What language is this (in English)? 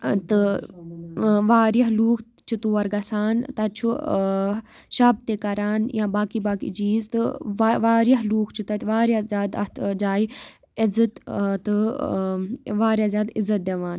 Kashmiri